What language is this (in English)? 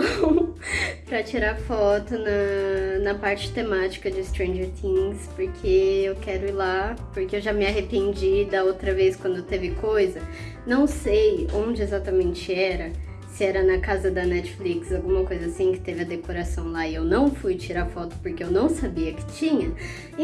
Portuguese